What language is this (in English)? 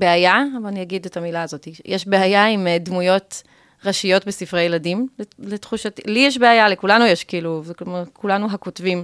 Hebrew